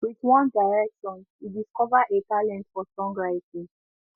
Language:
Nigerian Pidgin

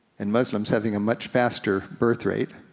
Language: English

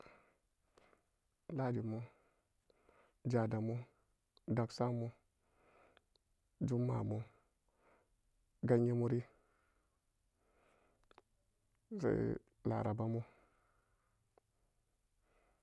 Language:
Samba Daka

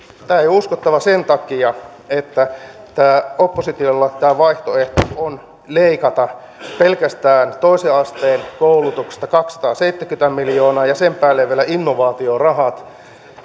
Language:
Finnish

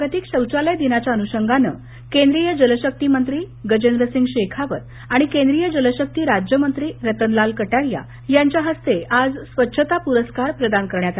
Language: Marathi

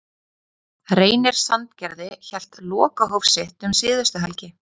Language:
Icelandic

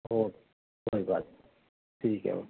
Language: Urdu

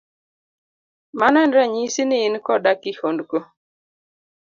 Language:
Luo (Kenya and Tanzania)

